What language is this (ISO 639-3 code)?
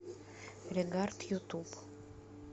rus